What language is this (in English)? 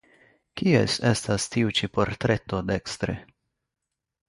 Esperanto